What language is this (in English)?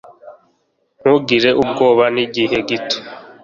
Kinyarwanda